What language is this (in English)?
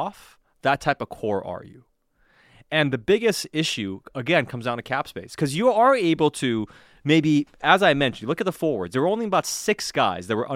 English